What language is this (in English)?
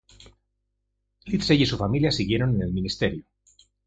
Spanish